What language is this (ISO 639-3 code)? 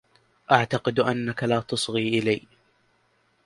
ara